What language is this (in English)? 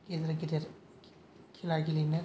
Bodo